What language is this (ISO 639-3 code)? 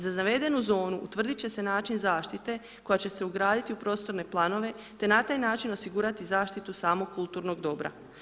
hrv